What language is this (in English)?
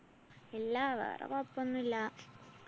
Malayalam